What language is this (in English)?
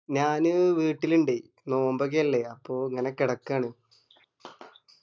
Malayalam